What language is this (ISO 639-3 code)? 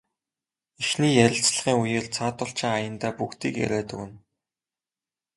mon